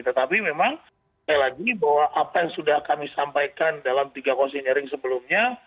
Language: Indonesian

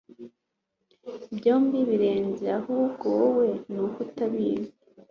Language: Kinyarwanda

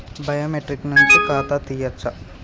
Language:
Telugu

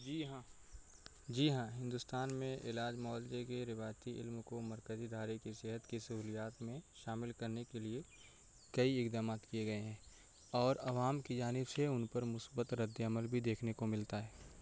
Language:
Urdu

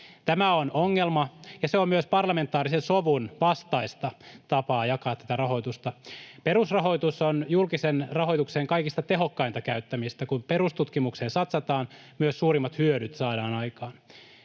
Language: Finnish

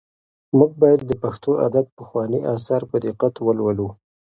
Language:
Pashto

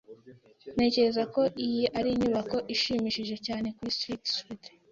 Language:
Kinyarwanda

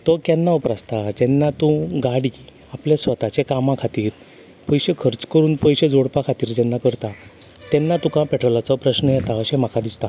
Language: Konkani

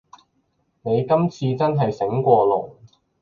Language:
Cantonese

